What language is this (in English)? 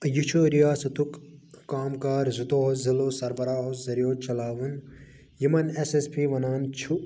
Kashmiri